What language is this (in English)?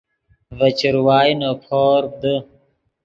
Yidgha